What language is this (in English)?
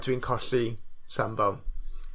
Welsh